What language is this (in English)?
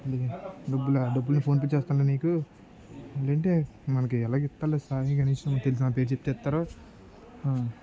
Telugu